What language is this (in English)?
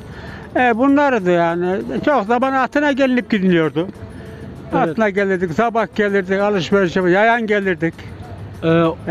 Turkish